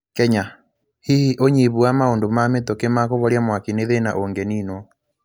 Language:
Kikuyu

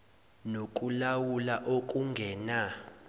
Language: Zulu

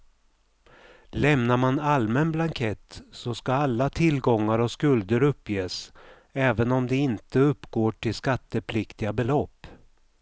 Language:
Swedish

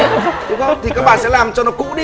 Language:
Vietnamese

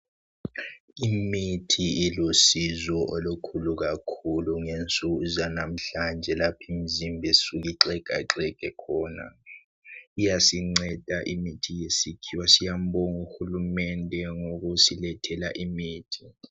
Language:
North Ndebele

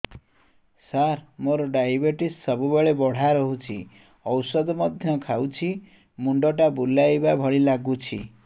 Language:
Odia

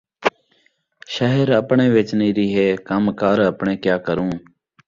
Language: Saraiki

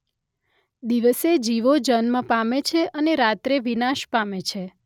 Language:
Gujarati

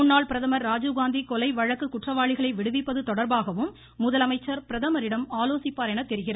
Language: Tamil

